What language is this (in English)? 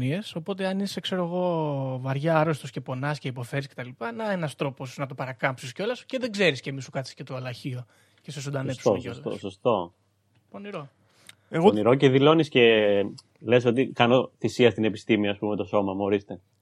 Greek